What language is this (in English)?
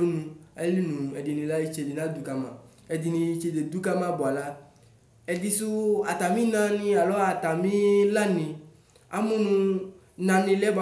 Ikposo